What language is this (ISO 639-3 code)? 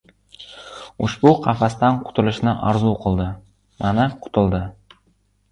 uzb